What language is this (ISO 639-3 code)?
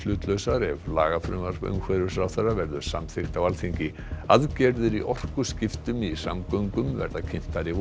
isl